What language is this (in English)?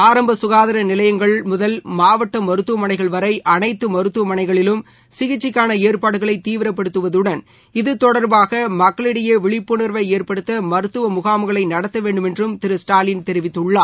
Tamil